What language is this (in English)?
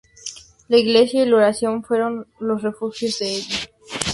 Spanish